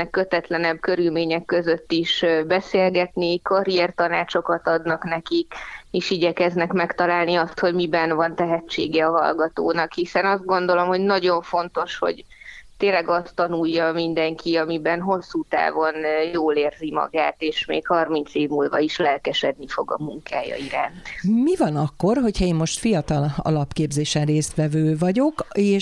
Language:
Hungarian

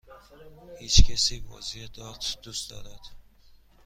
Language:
Persian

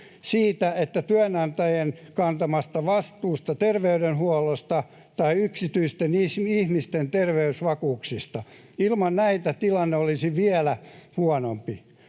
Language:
Finnish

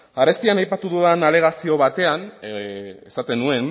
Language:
Basque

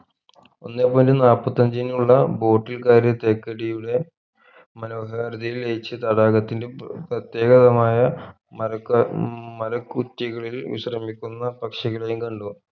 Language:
Malayalam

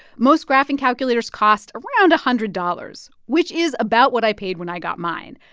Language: English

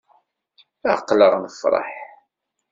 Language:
Kabyle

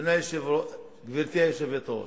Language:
Hebrew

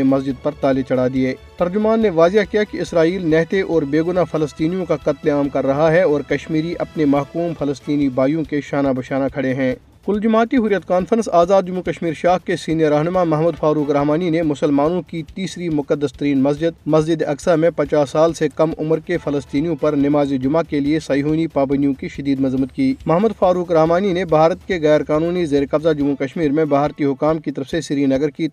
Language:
Urdu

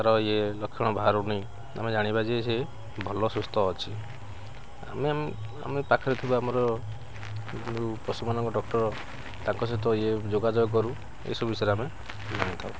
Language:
Odia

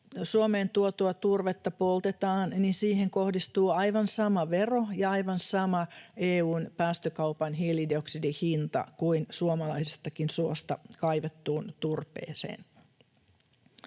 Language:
Finnish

